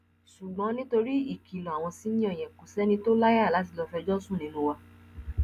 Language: Yoruba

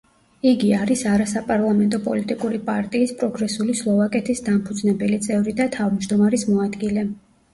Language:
Georgian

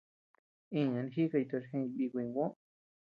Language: Tepeuxila Cuicatec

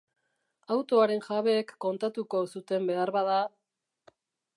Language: Basque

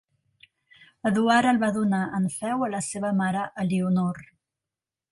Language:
Catalan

